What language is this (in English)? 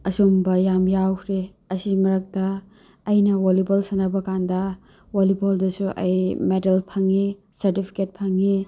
Manipuri